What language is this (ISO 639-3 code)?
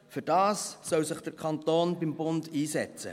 gsw